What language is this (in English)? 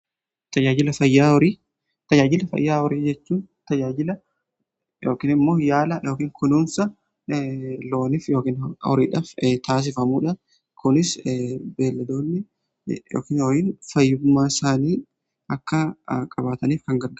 Oromo